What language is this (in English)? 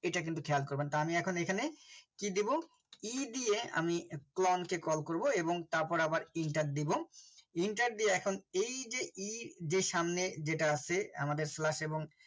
Bangla